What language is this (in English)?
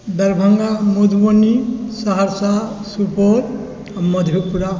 Maithili